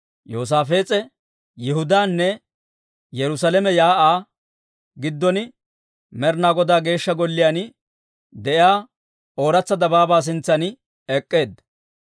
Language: Dawro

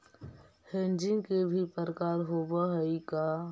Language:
Magahi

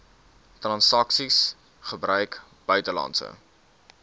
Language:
Afrikaans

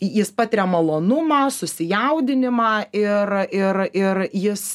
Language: Lithuanian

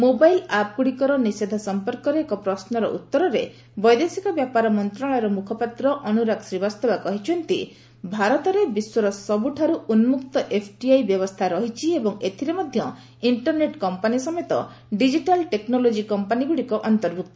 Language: Odia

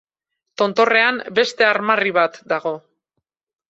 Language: Basque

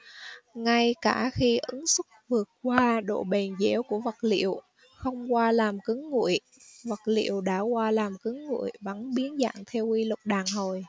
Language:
Vietnamese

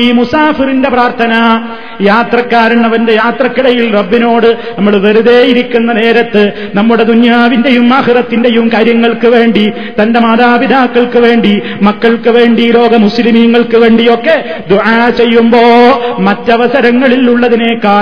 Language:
Malayalam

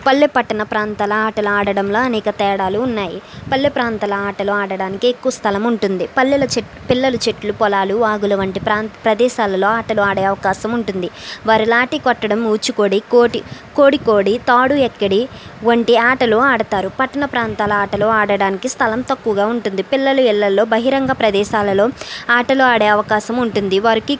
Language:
Telugu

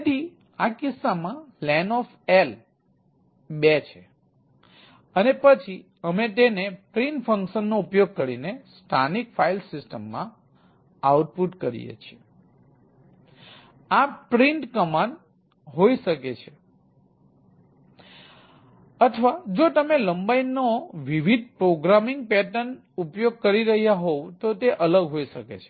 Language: Gujarati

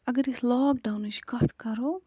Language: Kashmiri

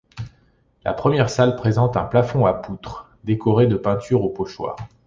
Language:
French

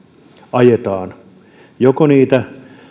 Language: Finnish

